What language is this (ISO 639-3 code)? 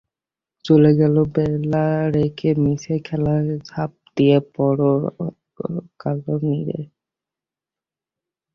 ben